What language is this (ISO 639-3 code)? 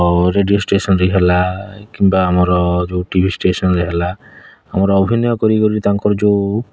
ori